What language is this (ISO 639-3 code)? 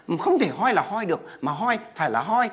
vie